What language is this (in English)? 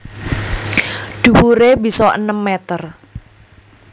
Javanese